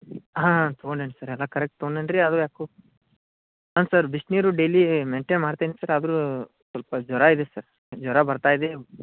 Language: Kannada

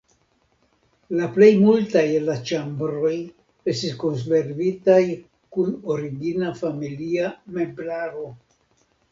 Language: Esperanto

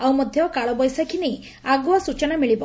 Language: Odia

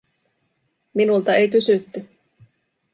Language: Finnish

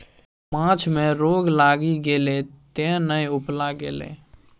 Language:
Maithili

